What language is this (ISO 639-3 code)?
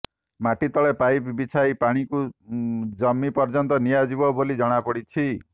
ori